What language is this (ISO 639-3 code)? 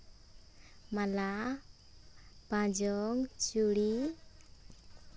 sat